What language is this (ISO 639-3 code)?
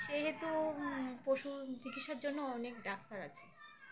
ben